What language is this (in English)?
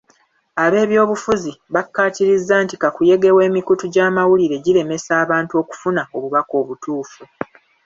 Ganda